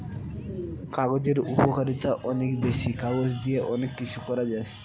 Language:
Bangla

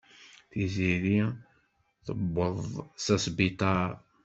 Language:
Kabyle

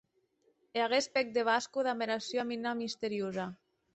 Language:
Occitan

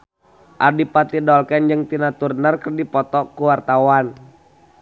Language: Sundanese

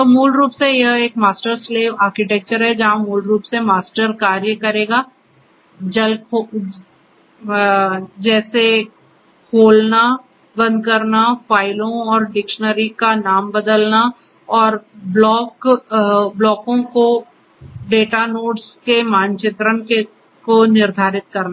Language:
Hindi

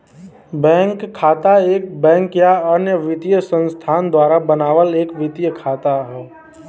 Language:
Bhojpuri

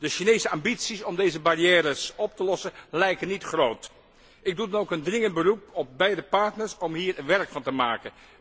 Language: Dutch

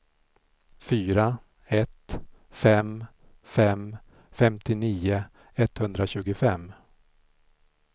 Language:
Swedish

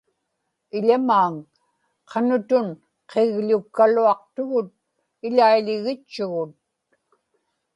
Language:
Inupiaq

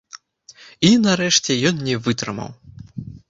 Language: Belarusian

